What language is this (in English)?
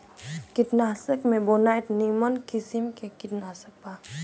Bhojpuri